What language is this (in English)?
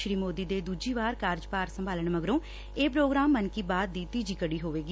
Punjabi